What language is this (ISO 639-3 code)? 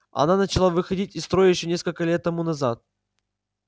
rus